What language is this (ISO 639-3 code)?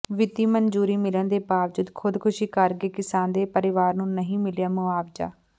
pan